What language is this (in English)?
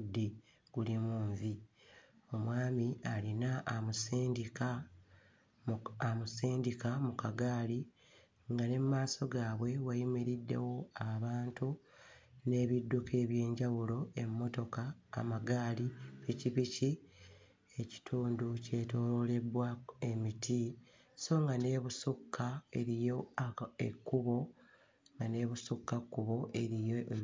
Ganda